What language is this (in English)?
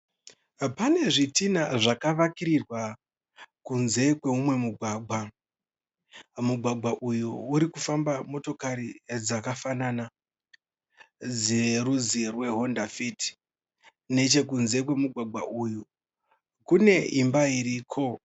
Shona